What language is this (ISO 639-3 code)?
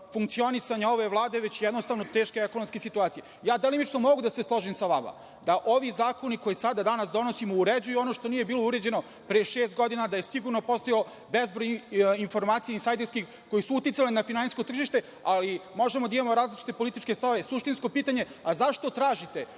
srp